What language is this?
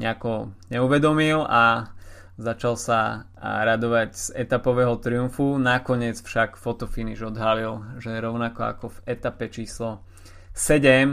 Slovak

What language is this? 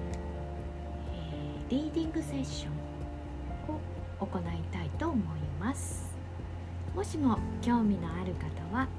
Japanese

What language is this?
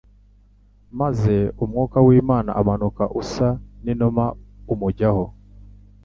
Kinyarwanda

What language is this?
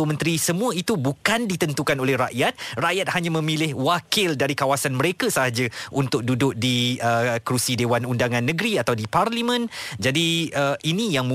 Malay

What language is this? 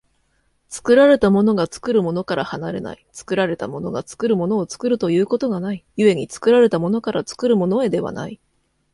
Japanese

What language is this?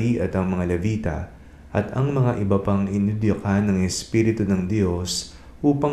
Filipino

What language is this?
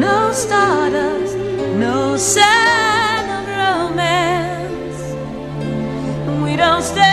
Greek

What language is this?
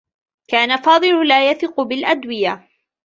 Arabic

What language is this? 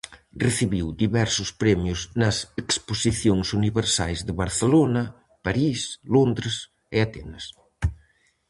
Galician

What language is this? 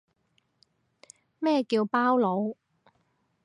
Cantonese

